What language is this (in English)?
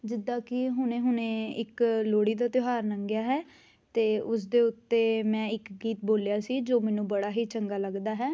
Punjabi